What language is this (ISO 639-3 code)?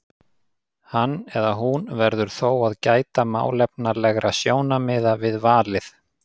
isl